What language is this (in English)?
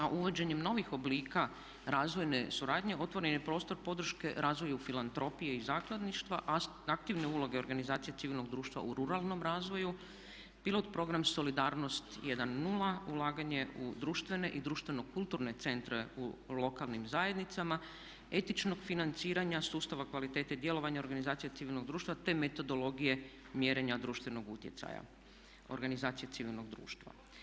Croatian